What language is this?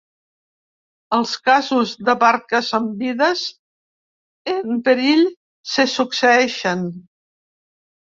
Catalan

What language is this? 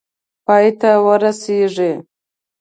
Pashto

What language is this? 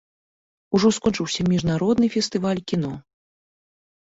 Belarusian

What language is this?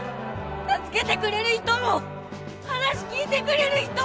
Japanese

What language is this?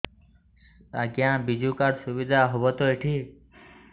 Odia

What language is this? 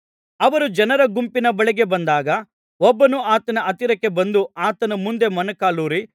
Kannada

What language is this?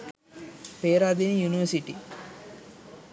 Sinhala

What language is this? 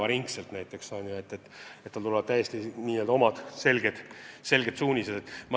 Estonian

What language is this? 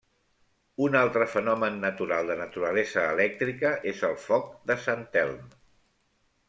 Catalan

